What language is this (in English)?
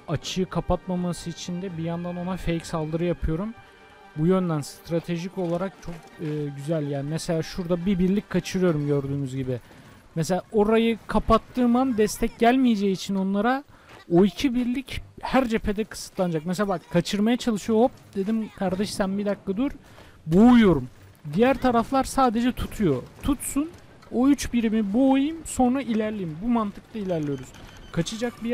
Turkish